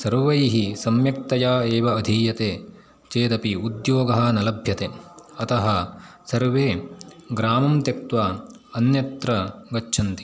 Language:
Sanskrit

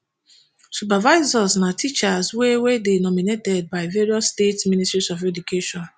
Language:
Nigerian Pidgin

